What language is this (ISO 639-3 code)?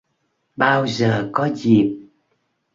vie